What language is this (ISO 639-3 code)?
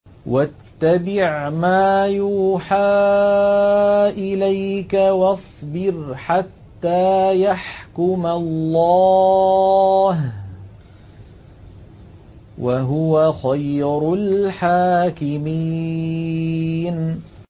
ara